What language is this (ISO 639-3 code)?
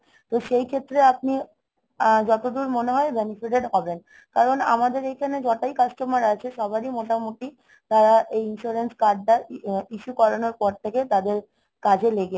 ben